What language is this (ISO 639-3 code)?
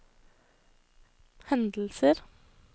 nor